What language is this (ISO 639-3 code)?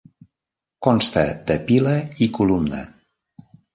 cat